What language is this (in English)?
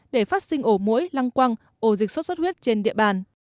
Vietnamese